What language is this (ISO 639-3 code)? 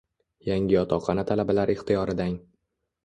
uzb